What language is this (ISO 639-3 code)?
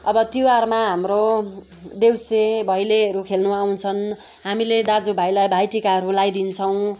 nep